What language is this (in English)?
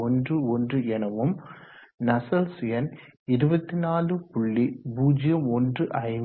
Tamil